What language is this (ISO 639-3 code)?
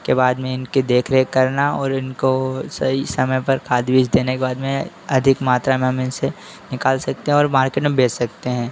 hin